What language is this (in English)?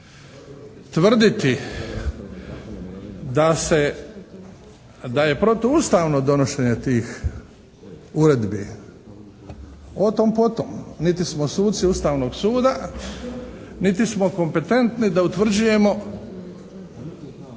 Croatian